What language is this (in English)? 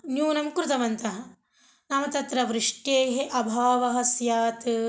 Sanskrit